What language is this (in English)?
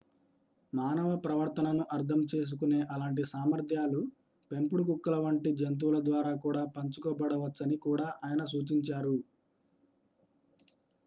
Telugu